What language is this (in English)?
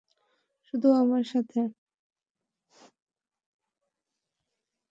Bangla